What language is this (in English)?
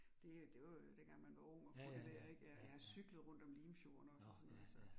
Danish